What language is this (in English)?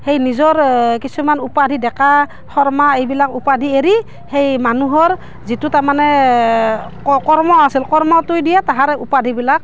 Assamese